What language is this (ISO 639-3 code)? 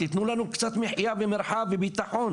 heb